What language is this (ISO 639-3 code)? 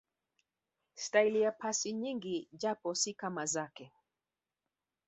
swa